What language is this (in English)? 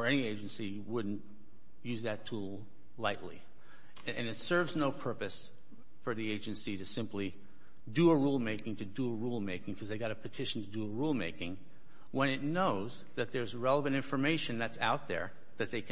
English